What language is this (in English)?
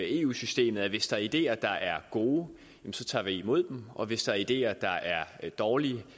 Danish